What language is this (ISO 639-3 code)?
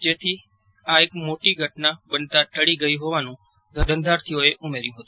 guj